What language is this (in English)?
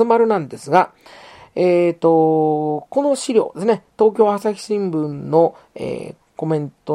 Japanese